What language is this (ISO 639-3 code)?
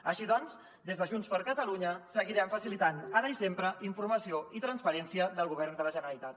cat